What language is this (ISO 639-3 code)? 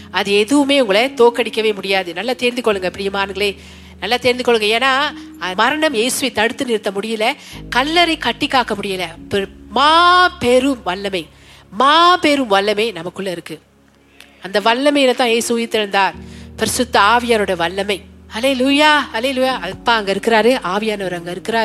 tam